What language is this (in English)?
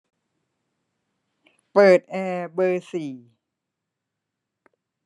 Thai